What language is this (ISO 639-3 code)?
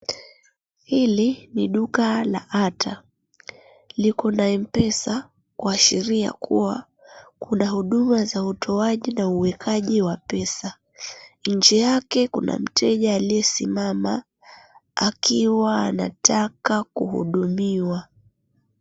swa